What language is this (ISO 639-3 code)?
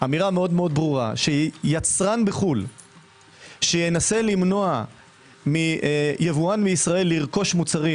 heb